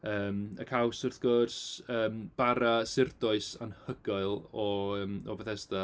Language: Welsh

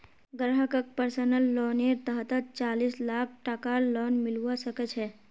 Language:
Magahi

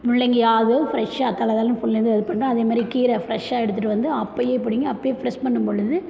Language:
Tamil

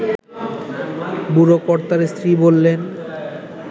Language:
Bangla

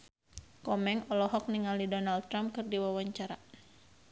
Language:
Sundanese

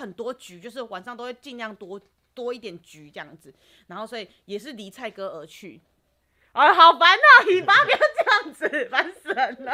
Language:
Chinese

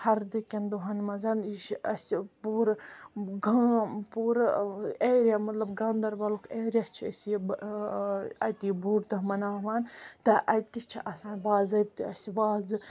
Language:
Kashmiri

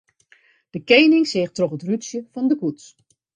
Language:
Western Frisian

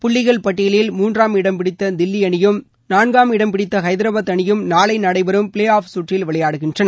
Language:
Tamil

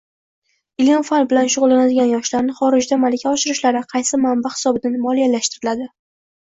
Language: Uzbek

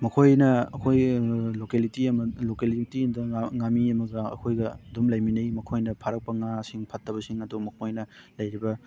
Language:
Manipuri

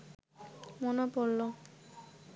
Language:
Bangla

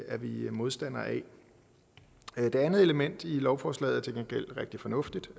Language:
Danish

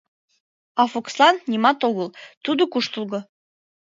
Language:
Mari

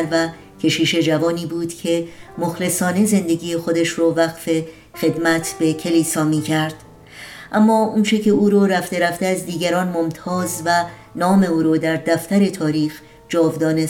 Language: Persian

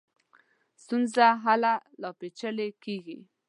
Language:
Pashto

